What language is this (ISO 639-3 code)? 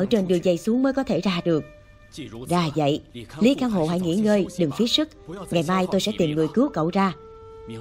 vie